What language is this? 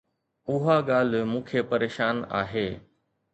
Sindhi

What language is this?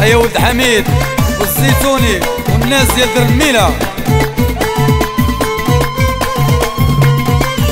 Arabic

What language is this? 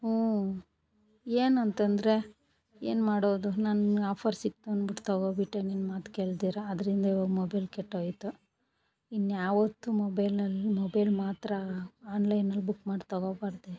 Kannada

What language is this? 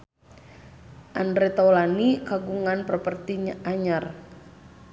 Sundanese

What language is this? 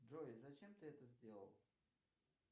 Russian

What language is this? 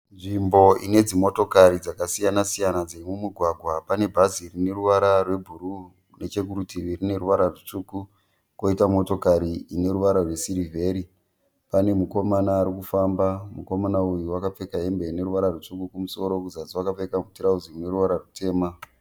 Shona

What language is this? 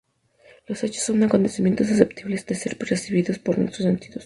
Spanish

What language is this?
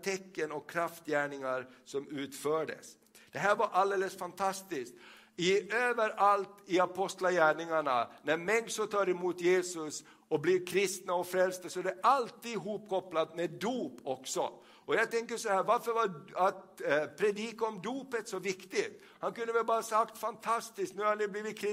Swedish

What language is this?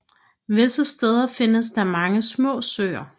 Danish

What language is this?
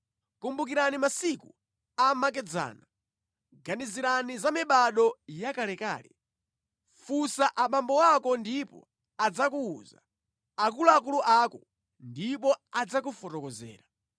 Nyanja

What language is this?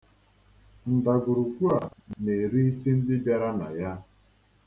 Igbo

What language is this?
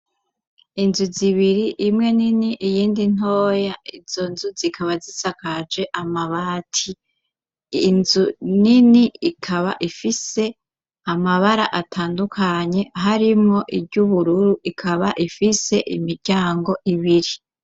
Rundi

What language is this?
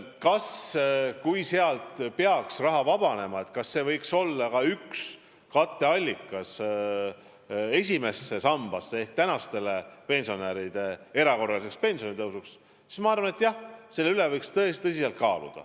Estonian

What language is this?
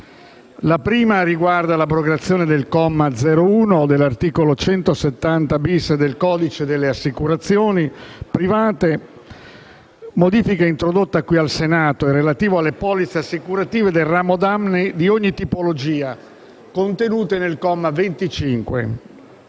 Italian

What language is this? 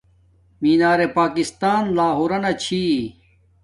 Domaaki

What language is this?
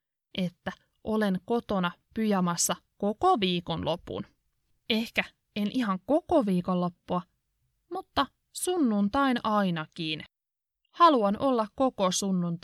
Finnish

